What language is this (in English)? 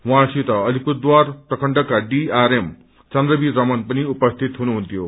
Nepali